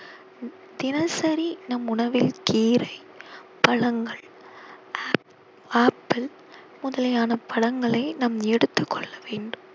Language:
Tamil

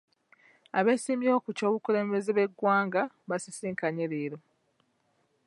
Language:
Ganda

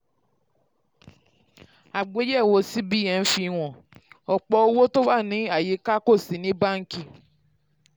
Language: Yoruba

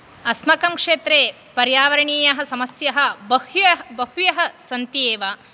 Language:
Sanskrit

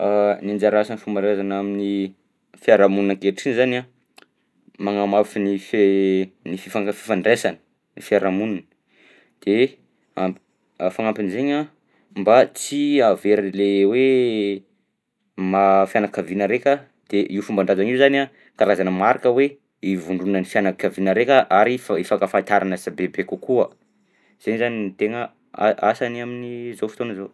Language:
Southern Betsimisaraka Malagasy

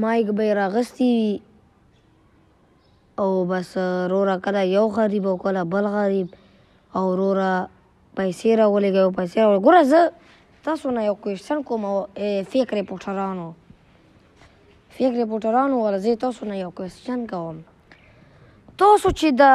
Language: Romanian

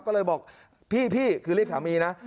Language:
Thai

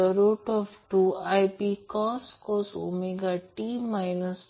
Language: Marathi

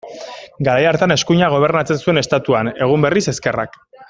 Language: Basque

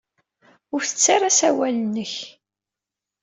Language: Kabyle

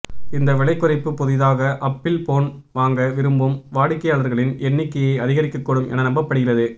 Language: Tamil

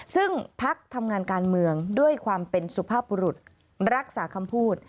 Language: Thai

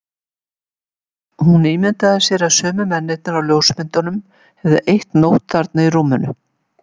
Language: Icelandic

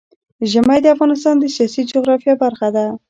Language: Pashto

